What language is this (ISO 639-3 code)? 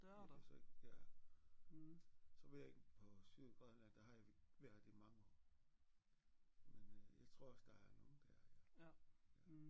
dan